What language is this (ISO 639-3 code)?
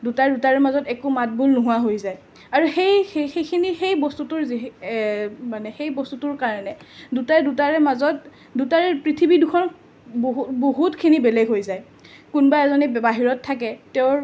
asm